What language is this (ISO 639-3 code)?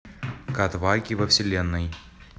rus